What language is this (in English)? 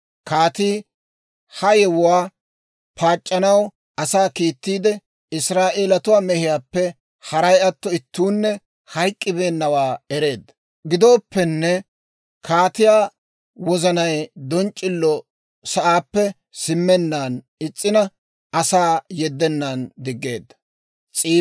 Dawro